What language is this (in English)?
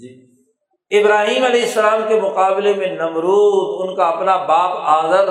Urdu